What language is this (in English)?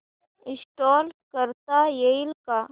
Marathi